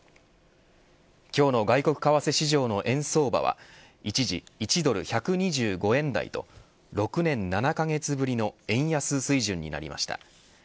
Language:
Japanese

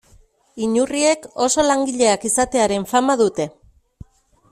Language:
Basque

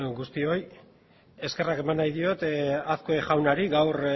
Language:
Basque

